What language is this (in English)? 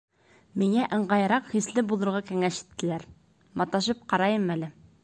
Bashkir